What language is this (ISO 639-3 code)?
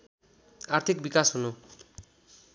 nep